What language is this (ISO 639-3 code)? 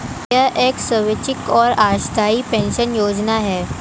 hin